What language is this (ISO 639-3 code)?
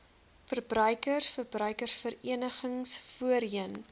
afr